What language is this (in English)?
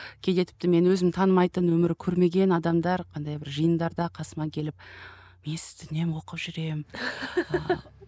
Kazakh